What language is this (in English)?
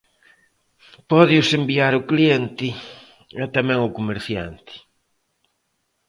Galician